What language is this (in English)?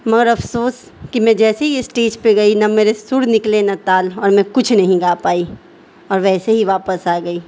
Urdu